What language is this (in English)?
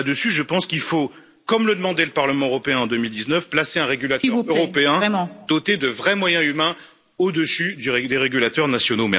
French